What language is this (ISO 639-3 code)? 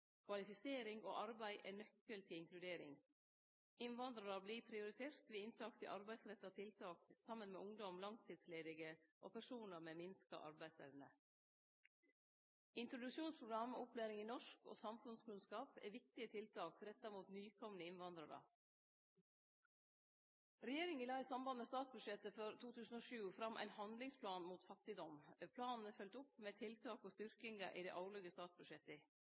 nno